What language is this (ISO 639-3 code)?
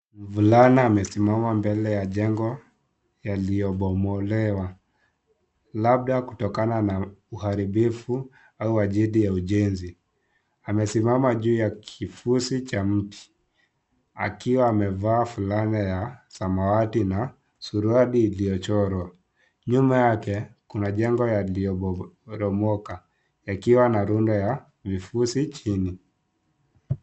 swa